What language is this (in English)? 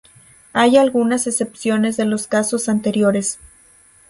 Spanish